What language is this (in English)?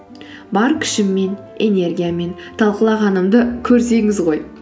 Kazakh